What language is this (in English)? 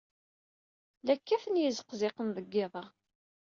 Kabyle